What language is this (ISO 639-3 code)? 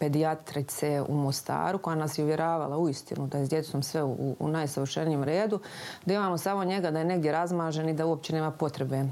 hrv